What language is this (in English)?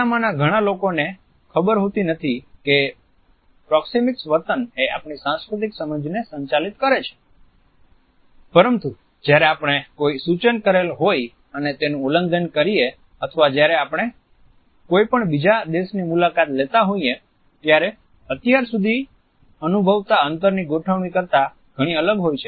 Gujarati